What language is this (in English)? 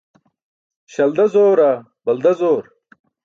Burushaski